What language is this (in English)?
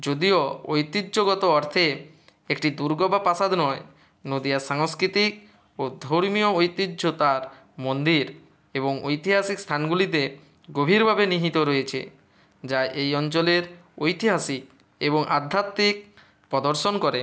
Bangla